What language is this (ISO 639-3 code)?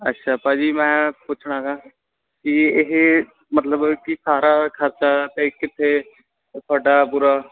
pan